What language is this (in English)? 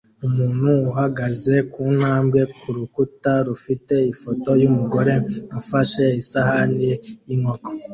Kinyarwanda